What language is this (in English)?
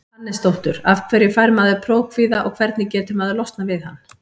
Icelandic